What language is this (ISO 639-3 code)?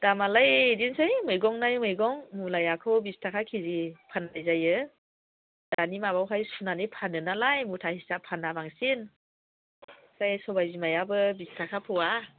brx